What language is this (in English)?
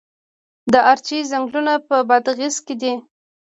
Pashto